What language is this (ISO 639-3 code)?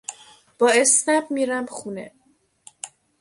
fas